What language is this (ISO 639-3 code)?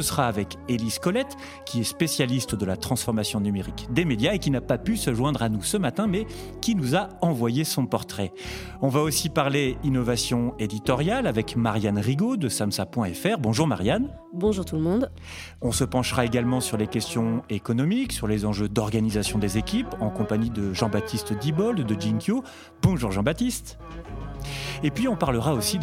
fra